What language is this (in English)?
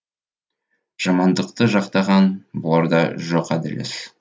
Kazakh